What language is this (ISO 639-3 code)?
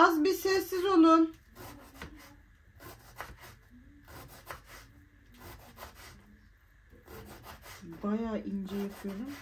tur